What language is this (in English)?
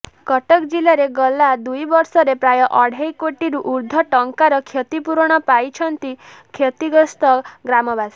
Odia